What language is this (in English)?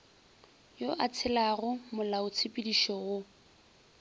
Northern Sotho